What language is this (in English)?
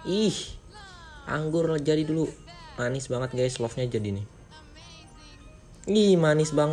Indonesian